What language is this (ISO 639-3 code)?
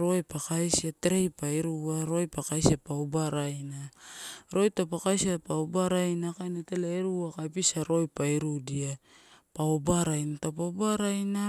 ttu